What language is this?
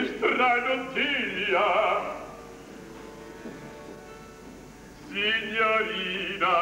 Italian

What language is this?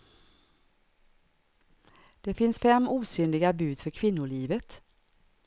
Swedish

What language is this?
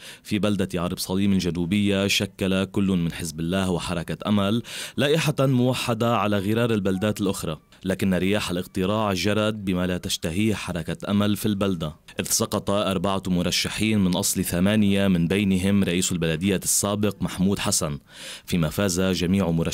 Arabic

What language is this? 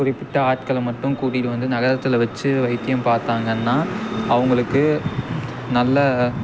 Tamil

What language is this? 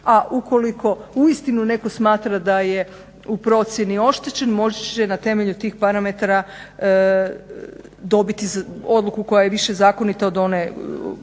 Croatian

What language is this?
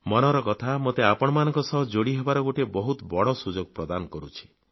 Odia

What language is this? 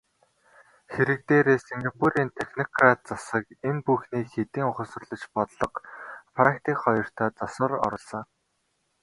Mongolian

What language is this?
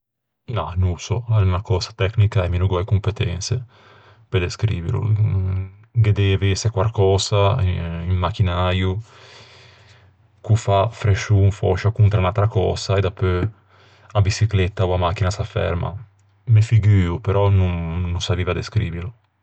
Ligurian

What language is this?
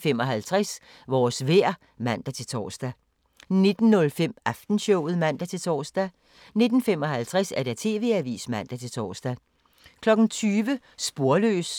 Danish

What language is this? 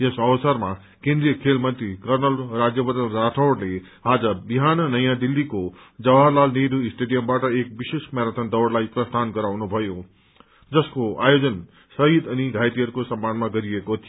Nepali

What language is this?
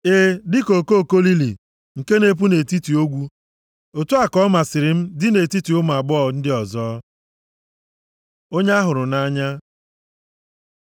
Igbo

